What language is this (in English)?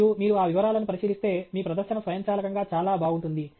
Telugu